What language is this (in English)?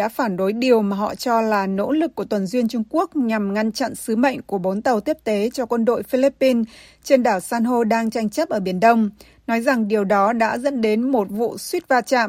Vietnamese